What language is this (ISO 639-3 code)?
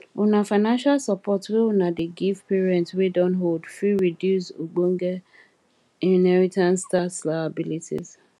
pcm